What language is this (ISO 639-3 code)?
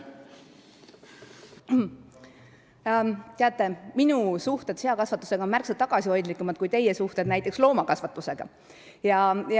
est